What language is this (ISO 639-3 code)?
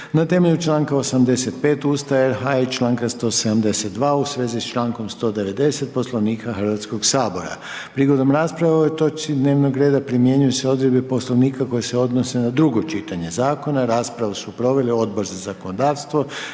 hrv